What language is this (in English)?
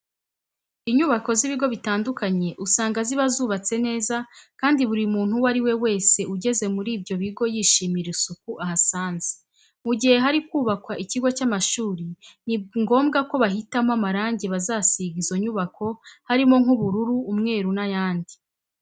Kinyarwanda